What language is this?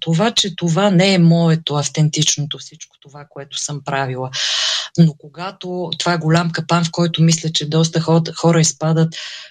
Bulgarian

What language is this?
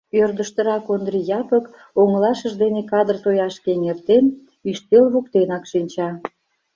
Mari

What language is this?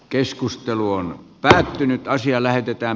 Finnish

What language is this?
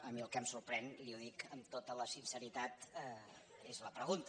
Catalan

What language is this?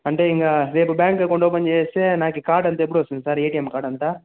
Telugu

